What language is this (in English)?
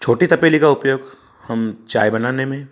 Hindi